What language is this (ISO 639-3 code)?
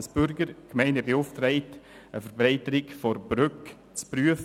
gsw